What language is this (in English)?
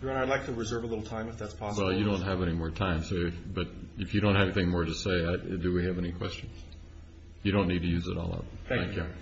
English